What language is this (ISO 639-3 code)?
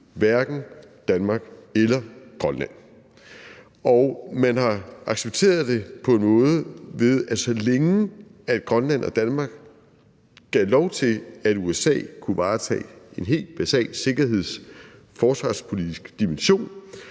dan